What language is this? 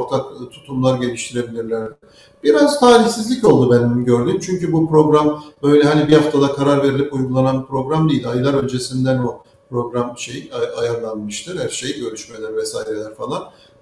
Turkish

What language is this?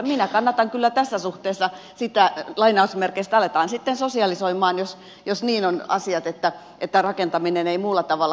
Finnish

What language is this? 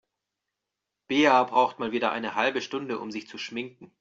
German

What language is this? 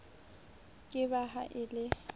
Southern Sotho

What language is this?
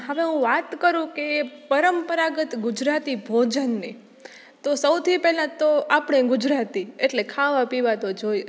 Gujarati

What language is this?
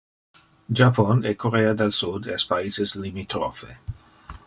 Interlingua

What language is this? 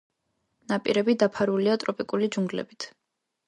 Georgian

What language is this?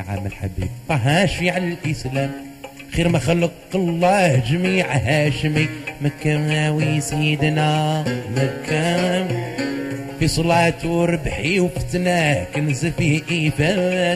Arabic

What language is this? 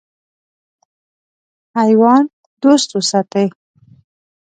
Pashto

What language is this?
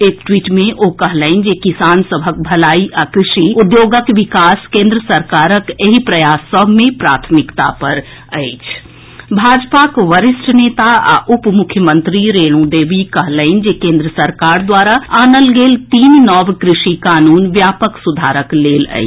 Maithili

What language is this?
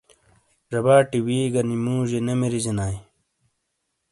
Shina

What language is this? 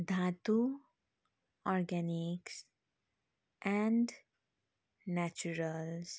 Nepali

